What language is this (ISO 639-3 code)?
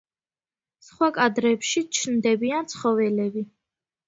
kat